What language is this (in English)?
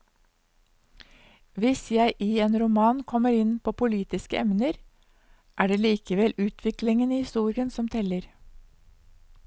Norwegian